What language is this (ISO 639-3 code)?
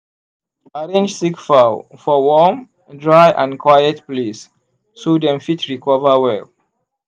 pcm